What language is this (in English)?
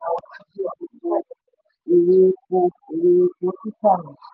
Yoruba